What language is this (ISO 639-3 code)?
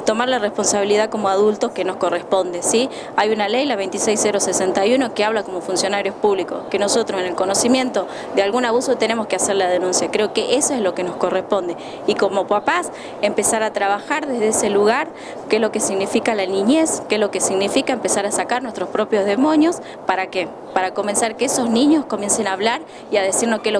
spa